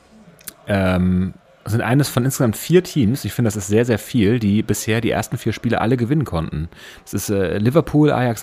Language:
German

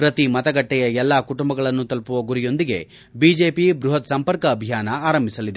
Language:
Kannada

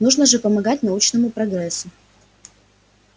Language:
Russian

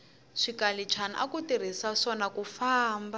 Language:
Tsonga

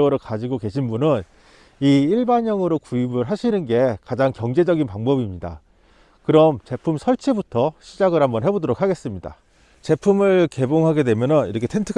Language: Korean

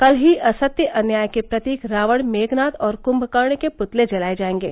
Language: Hindi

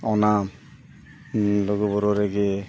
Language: Santali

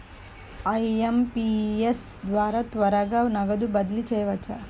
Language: Telugu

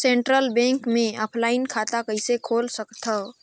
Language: Chhattisgarhi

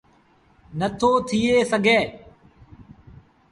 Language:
Sindhi Bhil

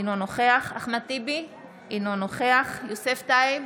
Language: Hebrew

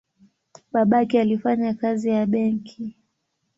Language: Swahili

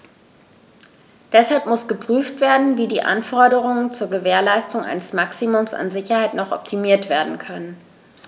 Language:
German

